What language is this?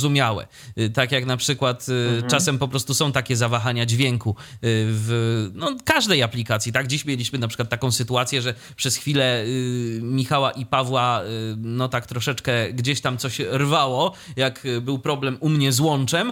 Polish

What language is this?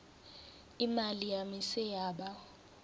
Swati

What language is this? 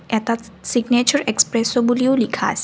Assamese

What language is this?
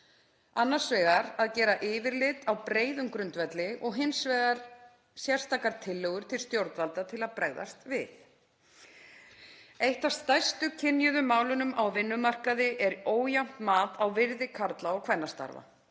Icelandic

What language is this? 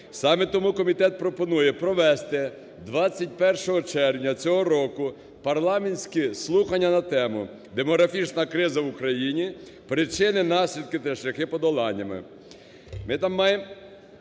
Ukrainian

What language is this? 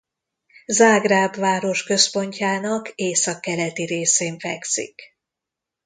Hungarian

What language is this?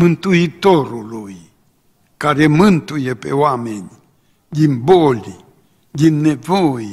Romanian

